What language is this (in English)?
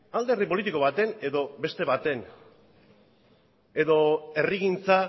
Basque